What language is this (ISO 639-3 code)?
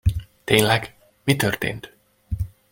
hun